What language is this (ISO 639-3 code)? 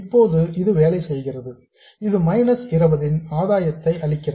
tam